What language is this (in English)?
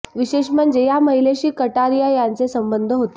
Marathi